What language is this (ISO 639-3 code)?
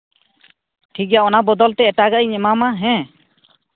sat